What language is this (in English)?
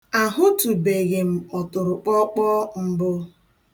Igbo